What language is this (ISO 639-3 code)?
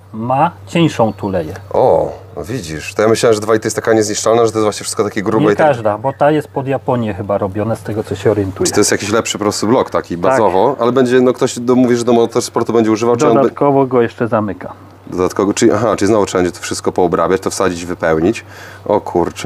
pol